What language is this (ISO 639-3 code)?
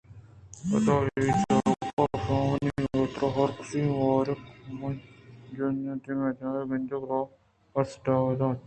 bgp